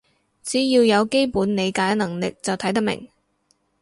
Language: Cantonese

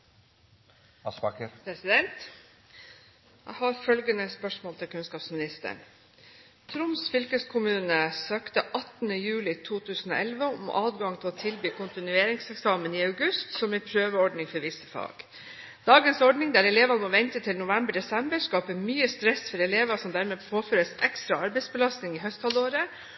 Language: Norwegian Bokmål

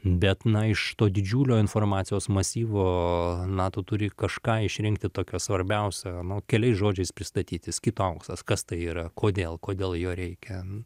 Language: Lithuanian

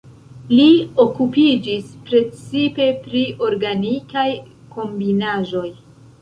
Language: Esperanto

